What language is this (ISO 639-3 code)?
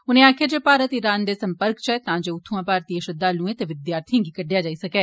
doi